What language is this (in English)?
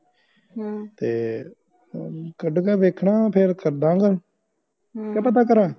Punjabi